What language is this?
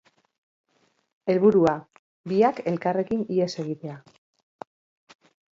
Basque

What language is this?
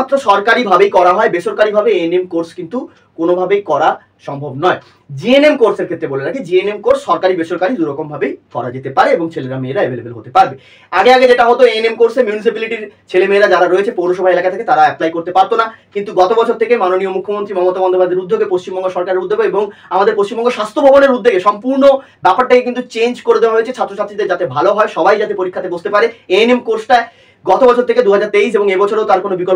Bangla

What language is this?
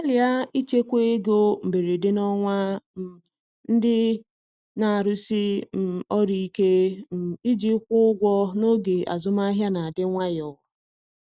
Igbo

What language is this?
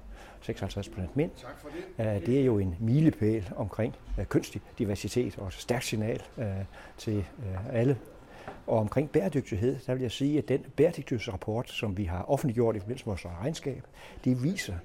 Danish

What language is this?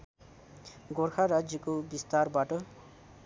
Nepali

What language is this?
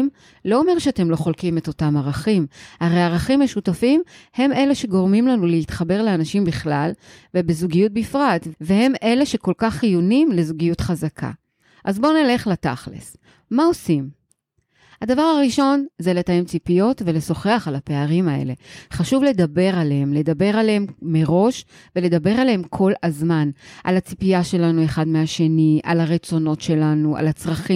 Hebrew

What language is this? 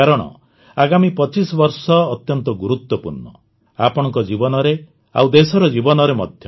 Odia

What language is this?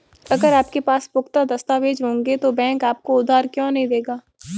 Hindi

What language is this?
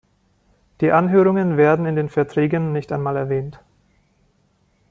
German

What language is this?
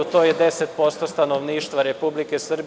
Serbian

